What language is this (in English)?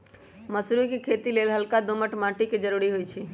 Magahi